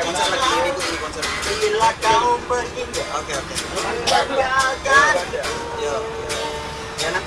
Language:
Spanish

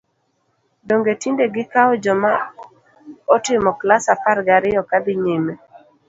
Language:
Luo (Kenya and Tanzania)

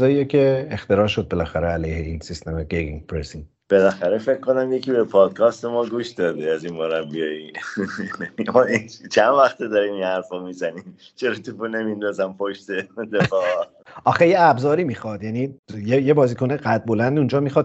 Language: Persian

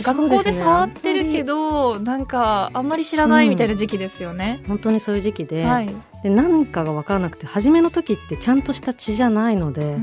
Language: Japanese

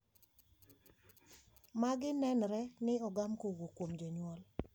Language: Luo (Kenya and Tanzania)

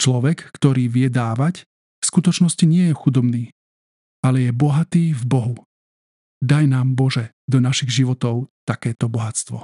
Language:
Slovak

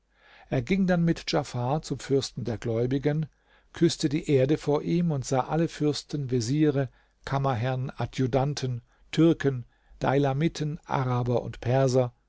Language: German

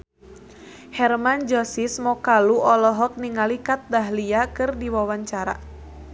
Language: Sundanese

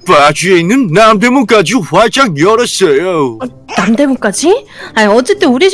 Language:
Korean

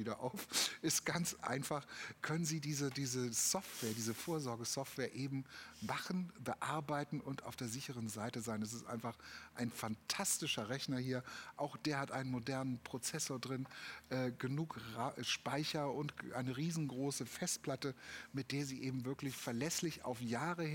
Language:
German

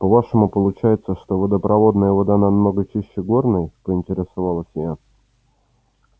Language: Russian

